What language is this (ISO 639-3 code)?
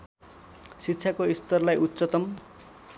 nep